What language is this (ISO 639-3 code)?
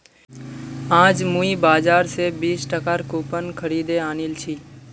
mag